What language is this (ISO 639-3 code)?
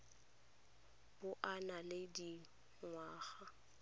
tsn